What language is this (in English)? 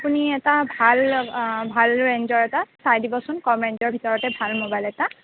Assamese